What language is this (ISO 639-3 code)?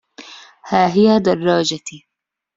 ara